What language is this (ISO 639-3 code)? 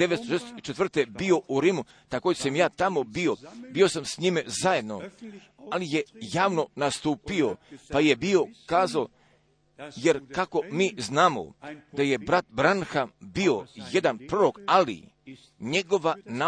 hrv